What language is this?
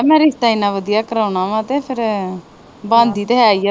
Punjabi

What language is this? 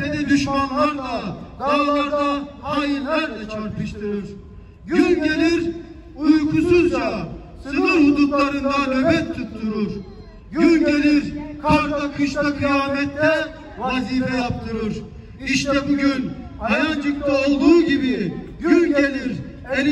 Turkish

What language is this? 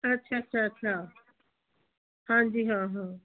Punjabi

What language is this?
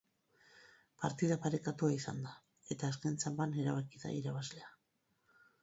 Basque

